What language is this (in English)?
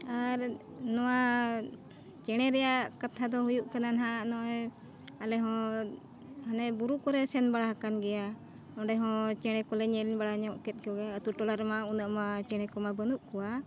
Santali